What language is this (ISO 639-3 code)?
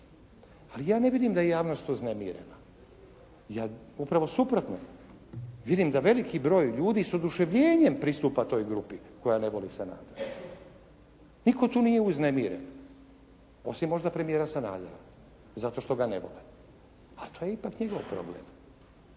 hrv